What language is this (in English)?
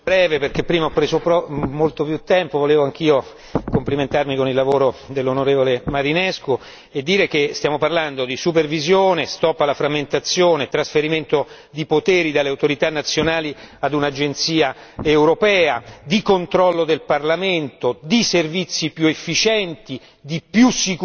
Italian